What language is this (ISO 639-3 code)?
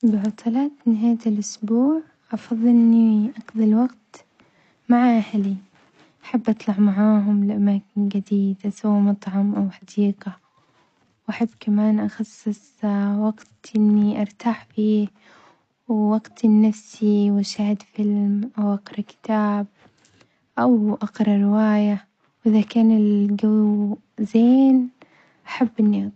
acx